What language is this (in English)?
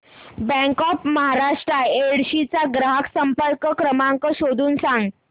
Marathi